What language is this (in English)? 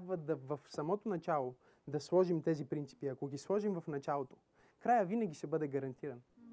Bulgarian